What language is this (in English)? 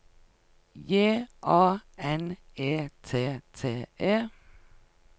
Norwegian